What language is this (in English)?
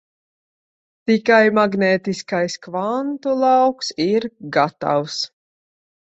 Latvian